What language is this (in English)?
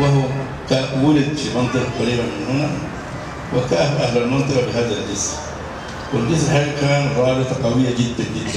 Arabic